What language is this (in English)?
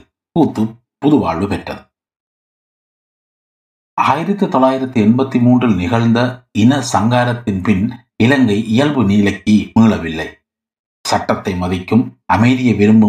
Tamil